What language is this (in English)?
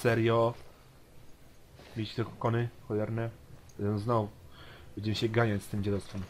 Polish